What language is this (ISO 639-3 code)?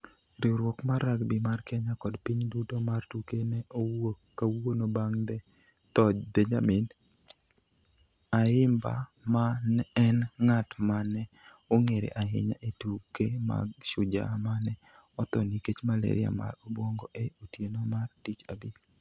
luo